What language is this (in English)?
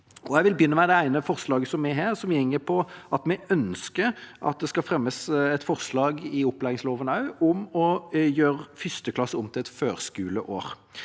Norwegian